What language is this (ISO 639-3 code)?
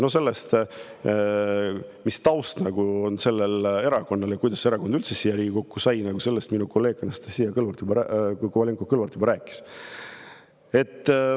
est